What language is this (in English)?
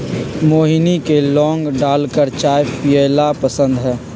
Magahi